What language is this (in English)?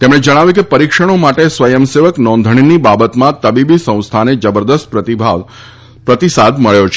Gujarati